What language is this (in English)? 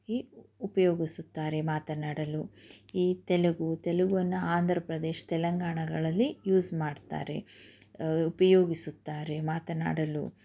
Kannada